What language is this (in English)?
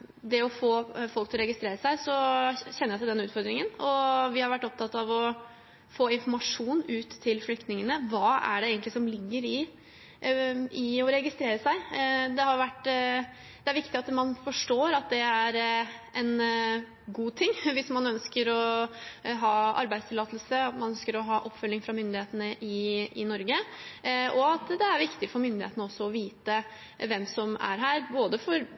Norwegian Bokmål